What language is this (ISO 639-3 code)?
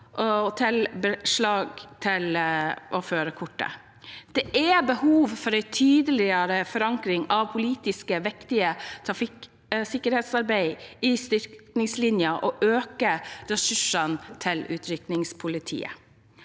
nor